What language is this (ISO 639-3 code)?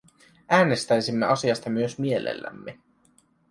fin